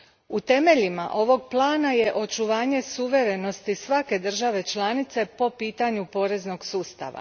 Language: Croatian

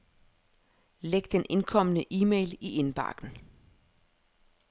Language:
Danish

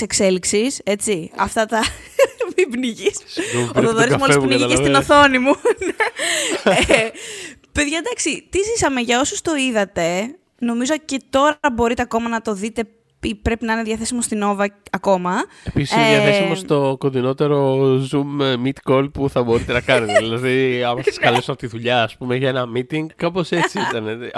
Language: Greek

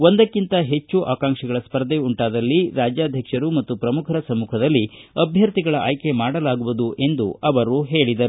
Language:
Kannada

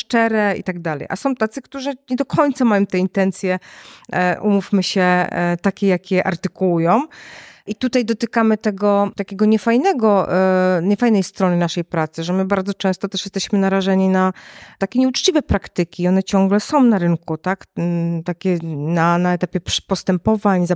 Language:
Polish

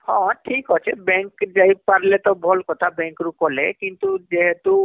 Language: Odia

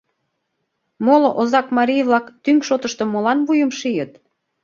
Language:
Mari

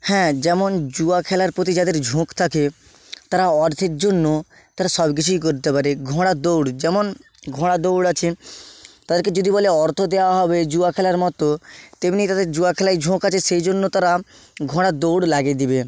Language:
Bangla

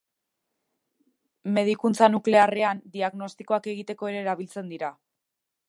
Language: Basque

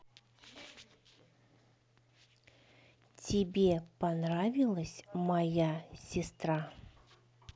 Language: Russian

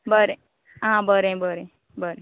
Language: Konkani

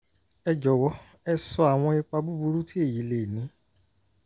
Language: Yoruba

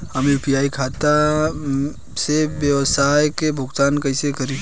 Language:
Bhojpuri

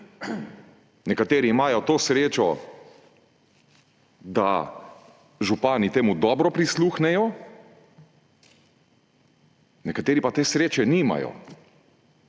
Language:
Slovenian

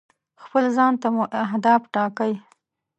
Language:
Pashto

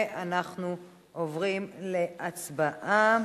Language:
Hebrew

